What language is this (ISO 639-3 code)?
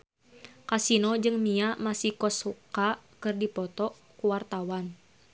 sun